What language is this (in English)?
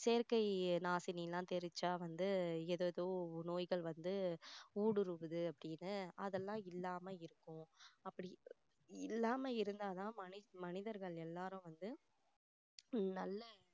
Tamil